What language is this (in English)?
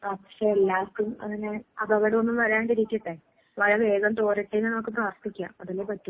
Malayalam